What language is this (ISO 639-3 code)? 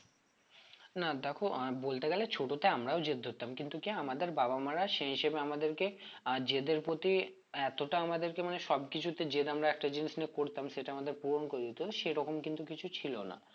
ben